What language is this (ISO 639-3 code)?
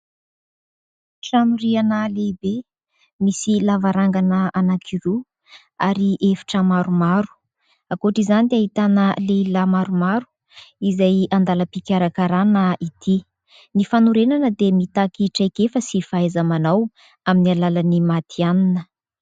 mlg